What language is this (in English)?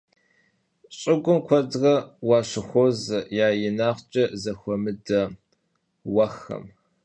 Kabardian